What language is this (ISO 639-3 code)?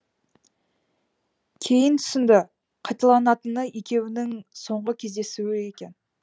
kaz